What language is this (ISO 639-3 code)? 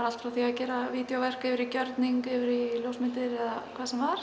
isl